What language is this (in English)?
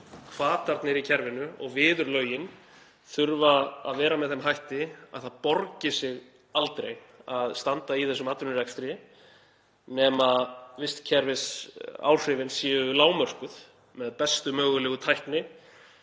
Icelandic